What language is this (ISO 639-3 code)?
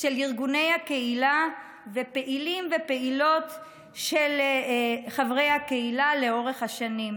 heb